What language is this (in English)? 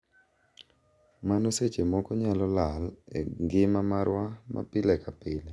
Luo (Kenya and Tanzania)